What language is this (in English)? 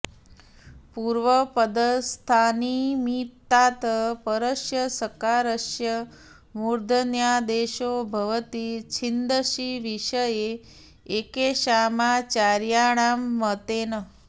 Sanskrit